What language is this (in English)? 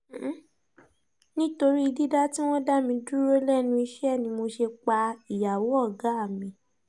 Yoruba